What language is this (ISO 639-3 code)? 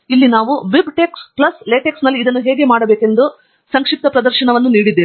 kan